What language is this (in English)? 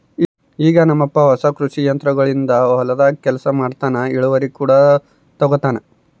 Kannada